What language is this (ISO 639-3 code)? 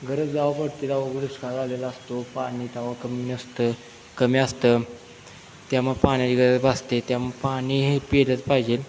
mar